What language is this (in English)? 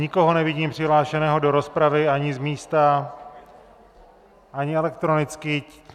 Czech